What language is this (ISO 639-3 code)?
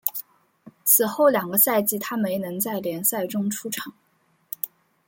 zho